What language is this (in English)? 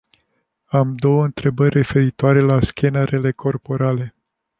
Romanian